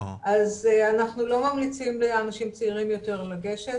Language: Hebrew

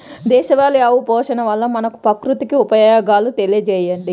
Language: Telugu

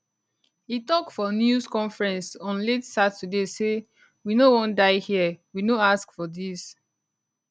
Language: Nigerian Pidgin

